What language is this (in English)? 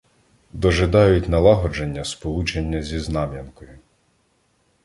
Ukrainian